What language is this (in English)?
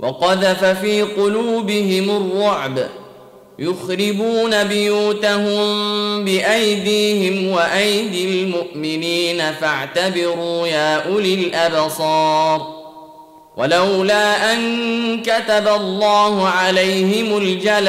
Arabic